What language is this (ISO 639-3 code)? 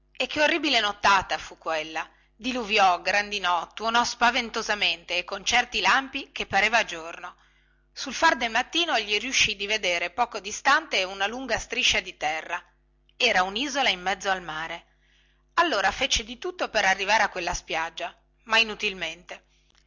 ita